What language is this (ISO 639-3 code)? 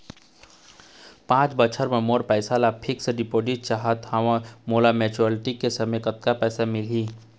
hne